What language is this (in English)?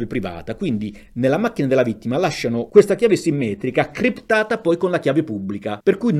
Italian